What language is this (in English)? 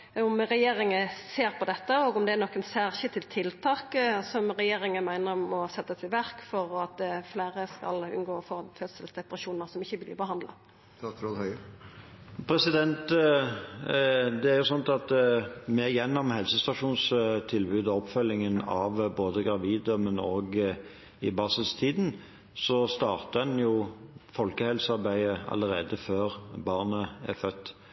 Norwegian